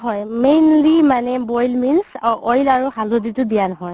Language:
Assamese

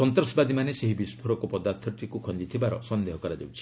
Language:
Odia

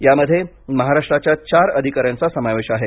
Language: Marathi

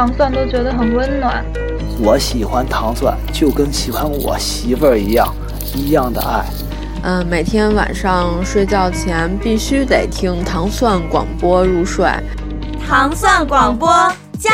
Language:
Chinese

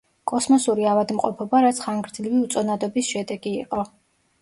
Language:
Georgian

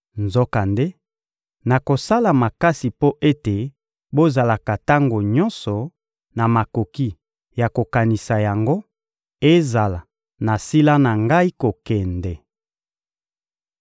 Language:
Lingala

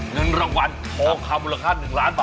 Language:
Thai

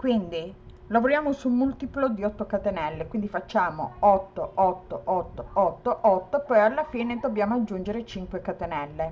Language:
Italian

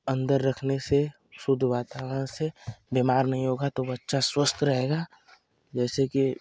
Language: Hindi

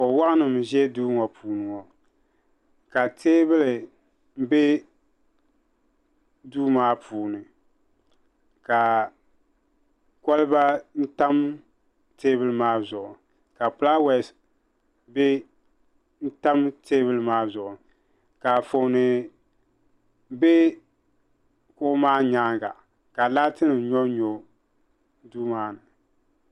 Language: Dagbani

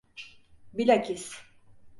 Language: Turkish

